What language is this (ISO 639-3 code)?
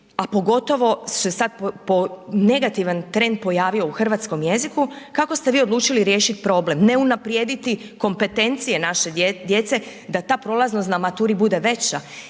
hrv